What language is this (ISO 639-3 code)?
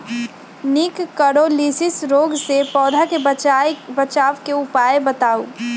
mag